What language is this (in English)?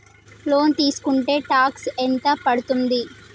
Telugu